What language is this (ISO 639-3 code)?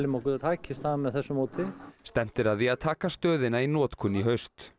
isl